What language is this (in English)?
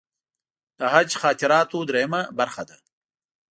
Pashto